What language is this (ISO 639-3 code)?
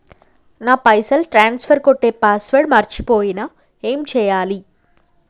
tel